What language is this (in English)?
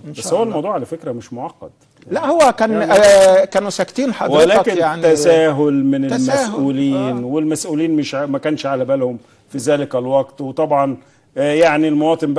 Arabic